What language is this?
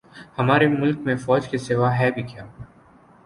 Urdu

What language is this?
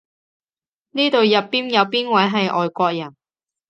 Cantonese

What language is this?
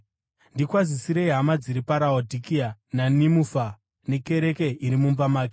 Shona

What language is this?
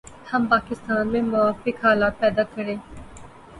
Urdu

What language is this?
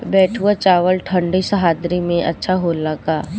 Bhojpuri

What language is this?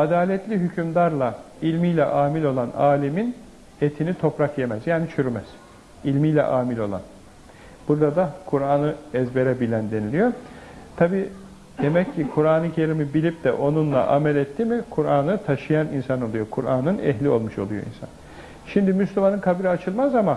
Turkish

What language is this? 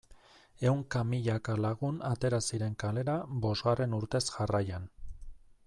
Basque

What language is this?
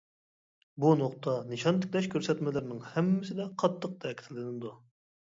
Uyghur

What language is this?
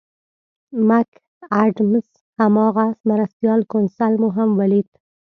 Pashto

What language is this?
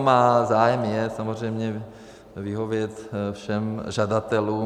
Czech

